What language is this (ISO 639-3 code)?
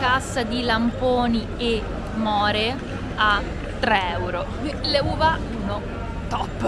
ita